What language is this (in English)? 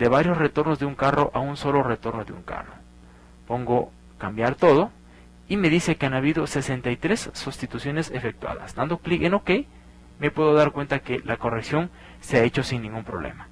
Spanish